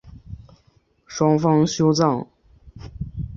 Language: Chinese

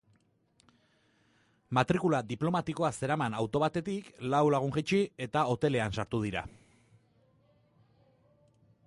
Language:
Basque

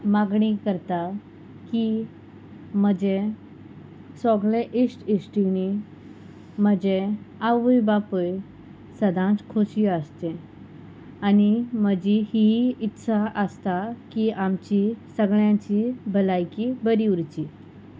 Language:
Konkani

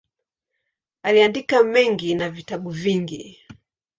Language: Swahili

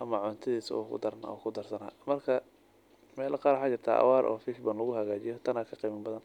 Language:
Somali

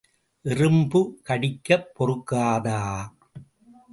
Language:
Tamil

